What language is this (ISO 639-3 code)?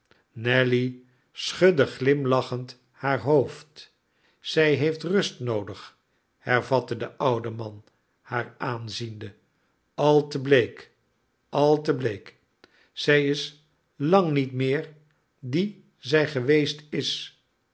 nld